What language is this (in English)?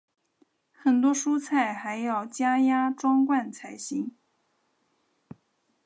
Chinese